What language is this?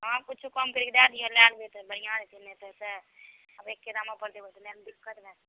Maithili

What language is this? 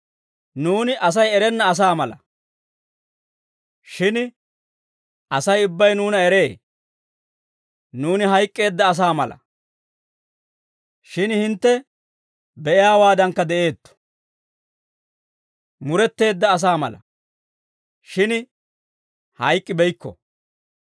Dawro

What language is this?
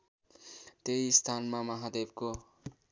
Nepali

